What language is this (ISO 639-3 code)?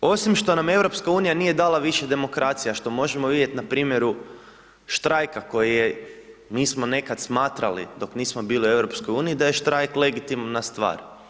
hrv